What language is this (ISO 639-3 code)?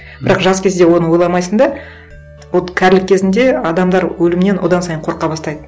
kaz